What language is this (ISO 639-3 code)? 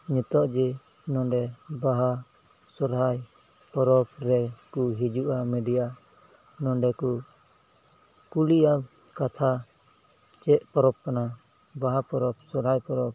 sat